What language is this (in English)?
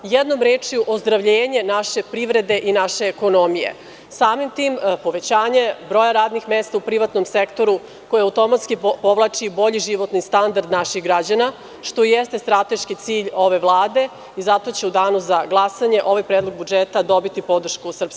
Serbian